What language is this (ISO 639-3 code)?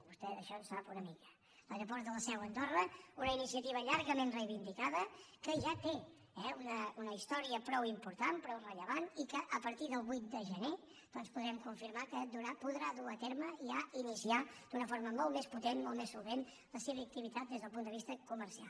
cat